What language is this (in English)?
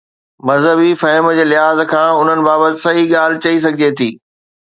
Sindhi